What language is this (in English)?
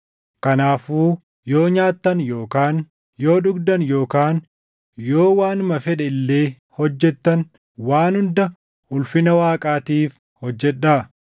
Oromo